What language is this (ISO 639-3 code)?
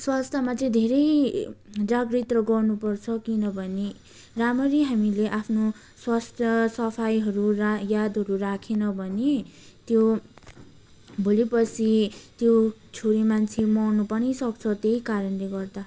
nep